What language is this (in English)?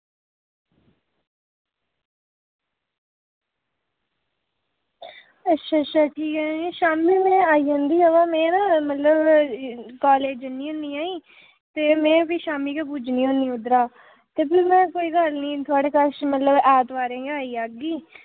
Dogri